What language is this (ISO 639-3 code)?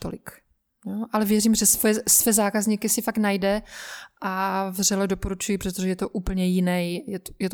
ces